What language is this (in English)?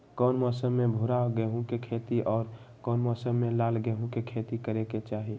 Magahi